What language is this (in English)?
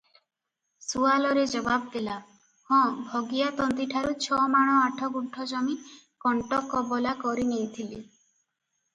Odia